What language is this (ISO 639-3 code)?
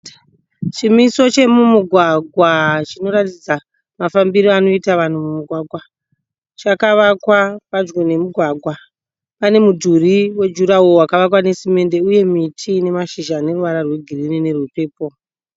sna